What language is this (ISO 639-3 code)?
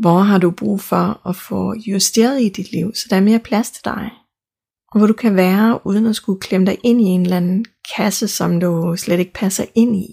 dan